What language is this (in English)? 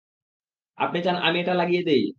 Bangla